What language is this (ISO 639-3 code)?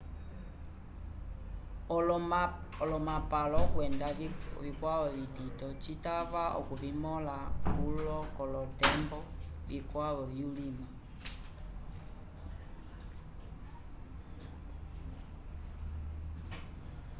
umb